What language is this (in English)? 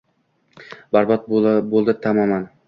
Uzbek